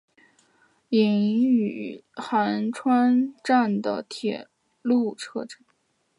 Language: Chinese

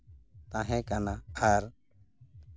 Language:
Santali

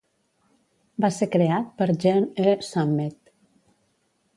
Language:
Catalan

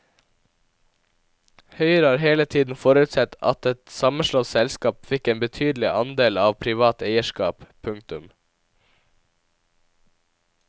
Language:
Norwegian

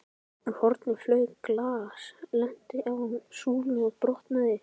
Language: Icelandic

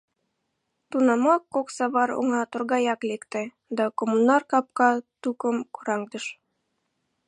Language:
Mari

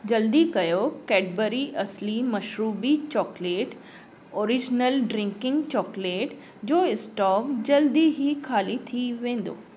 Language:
Sindhi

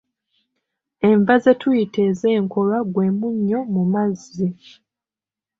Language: Ganda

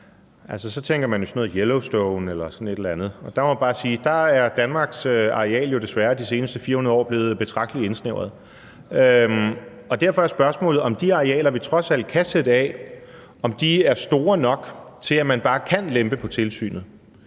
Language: Danish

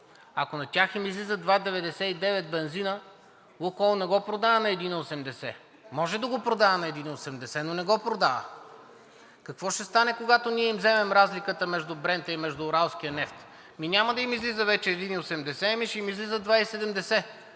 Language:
Bulgarian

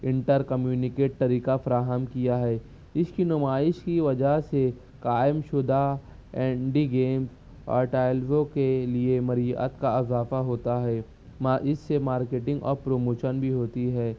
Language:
Urdu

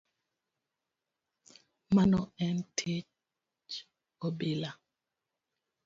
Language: Luo (Kenya and Tanzania)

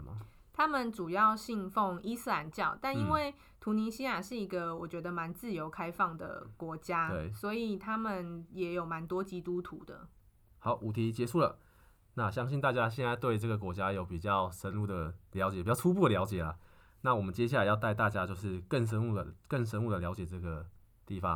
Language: Chinese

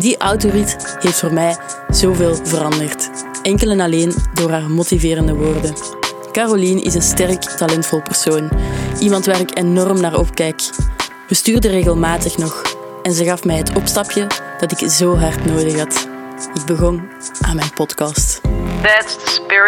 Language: Dutch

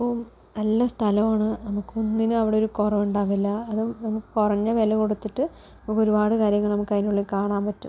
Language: Malayalam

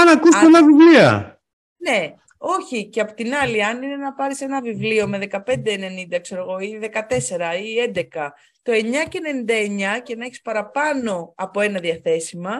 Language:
Greek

